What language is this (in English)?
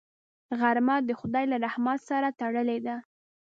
Pashto